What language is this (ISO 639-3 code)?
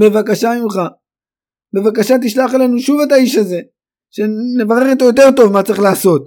heb